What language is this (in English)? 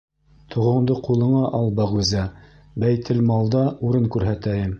Bashkir